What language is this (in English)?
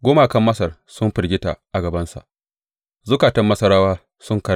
Hausa